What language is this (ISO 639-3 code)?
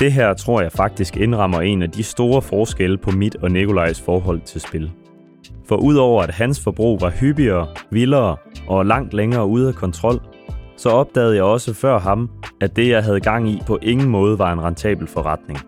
dan